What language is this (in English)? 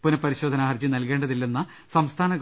Malayalam